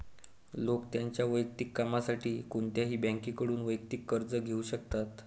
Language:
Marathi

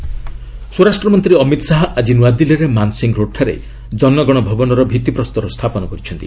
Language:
Odia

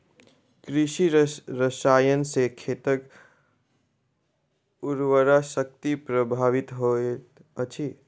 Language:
Maithili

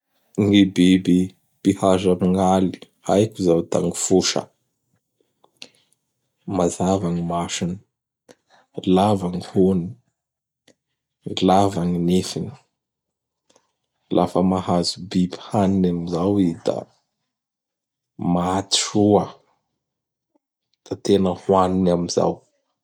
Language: Bara Malagasy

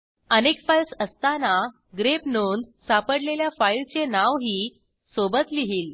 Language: Marathi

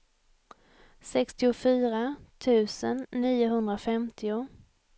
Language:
Swedish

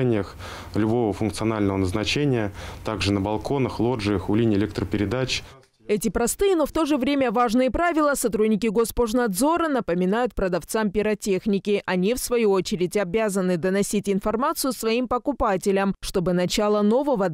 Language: Russian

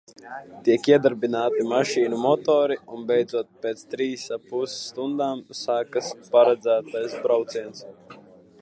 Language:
Latvian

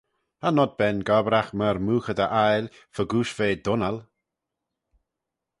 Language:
Manx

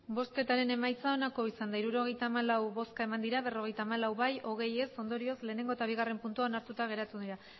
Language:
Basque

